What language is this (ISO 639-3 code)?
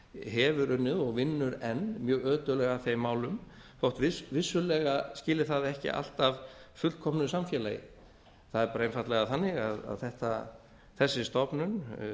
isl